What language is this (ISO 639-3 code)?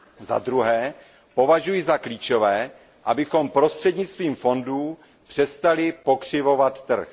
ces